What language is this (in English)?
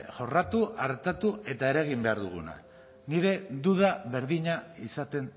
Basque